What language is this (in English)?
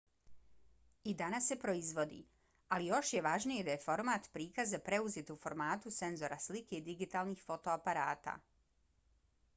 Bosnian